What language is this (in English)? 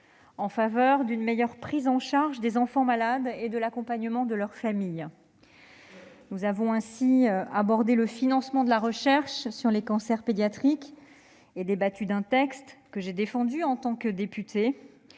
French